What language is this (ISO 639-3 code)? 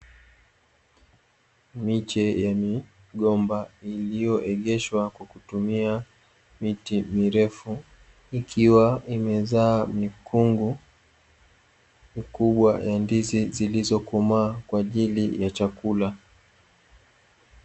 swa